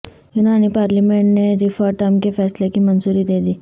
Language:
Urdu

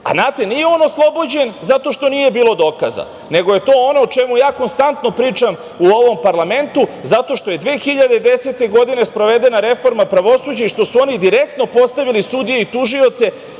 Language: Serbian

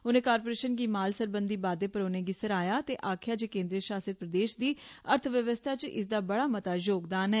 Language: Dogri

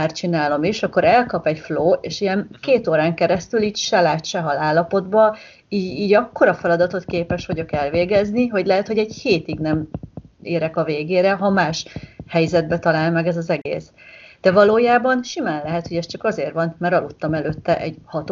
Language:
Hungarian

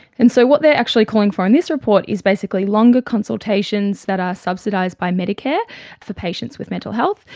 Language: English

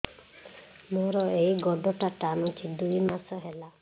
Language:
Odia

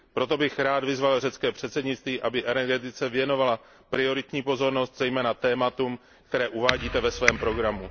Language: Czech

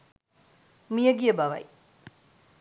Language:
Sinhala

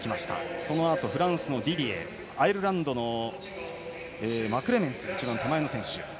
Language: Japanese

